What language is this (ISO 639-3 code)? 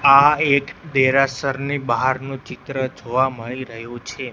guj